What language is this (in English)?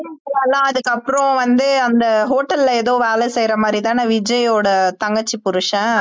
Tamil